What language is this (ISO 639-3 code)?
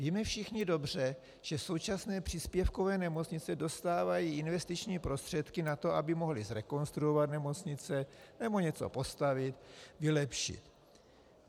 ces